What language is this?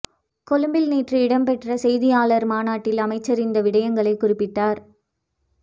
Tamil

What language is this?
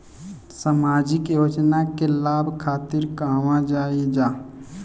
Bhojpuri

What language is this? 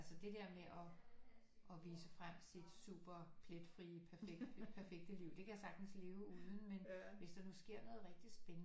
Danish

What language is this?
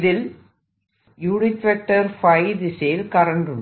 Malayalam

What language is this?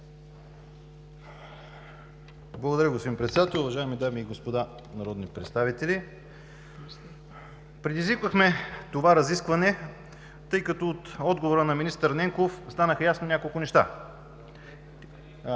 Bulgarian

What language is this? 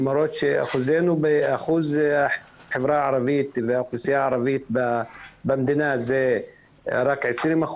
Hebrew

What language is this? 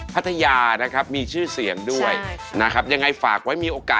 Thai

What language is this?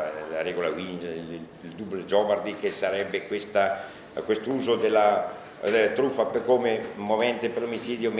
Italian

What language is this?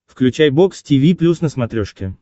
Russian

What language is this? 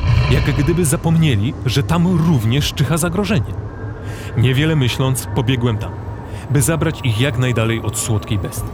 Polish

